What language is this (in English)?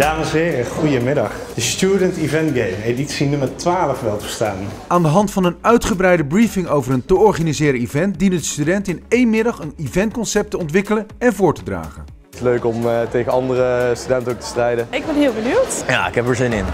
Dutch